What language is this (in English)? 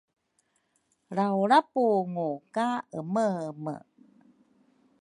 Rukai